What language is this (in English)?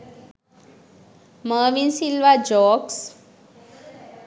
Sinhala